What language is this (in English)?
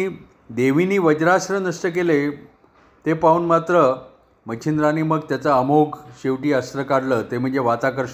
Marathi